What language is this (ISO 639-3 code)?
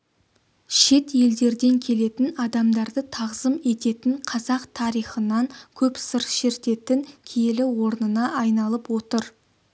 kaz